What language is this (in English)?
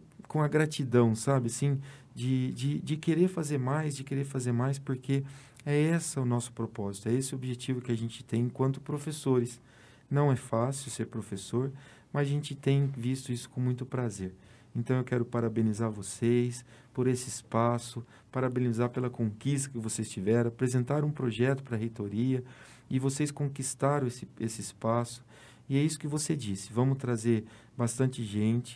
Portuguese